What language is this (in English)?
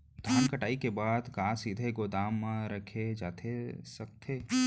Chhattisgarhi